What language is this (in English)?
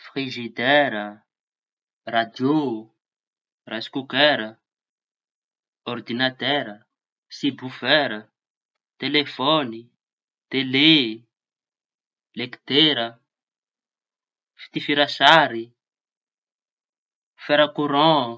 Tanosy Malagasy